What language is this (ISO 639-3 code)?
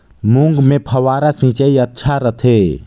hne